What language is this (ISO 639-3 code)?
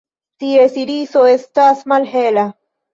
epo